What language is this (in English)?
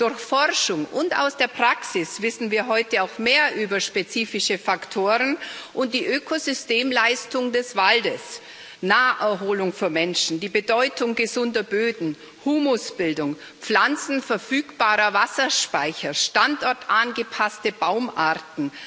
German